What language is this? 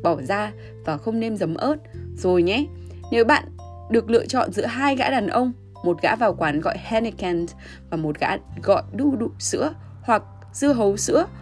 Vietnamese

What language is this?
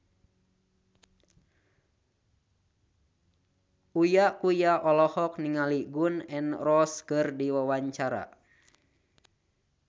Sundanese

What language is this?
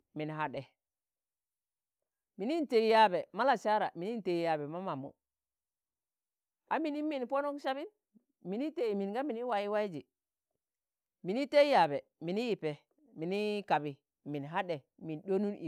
Tangale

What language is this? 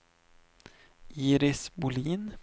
Swedish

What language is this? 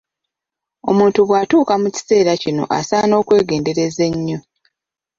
Ganda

